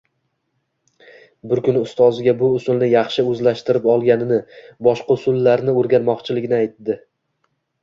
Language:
Uzbek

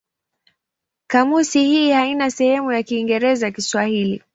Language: Swahili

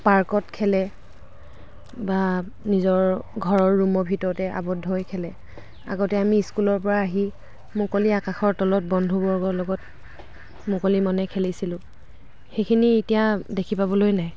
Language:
Assamese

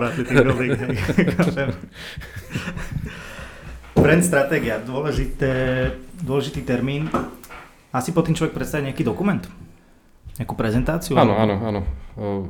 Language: Slovak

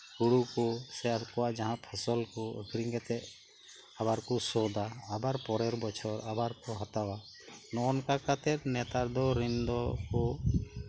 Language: Santali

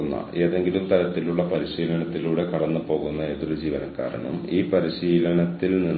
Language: Malayalam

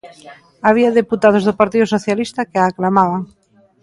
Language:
Galician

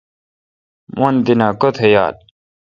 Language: Kalkoti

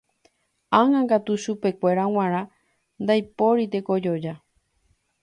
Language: Guarani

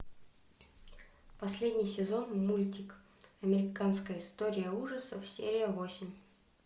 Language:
Russian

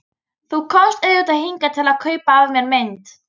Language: Icelandic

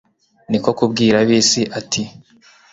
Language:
Kinyarwanda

